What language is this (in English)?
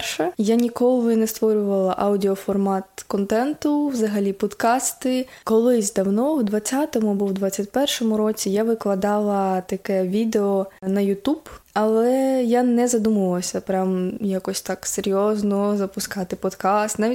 Ukrainian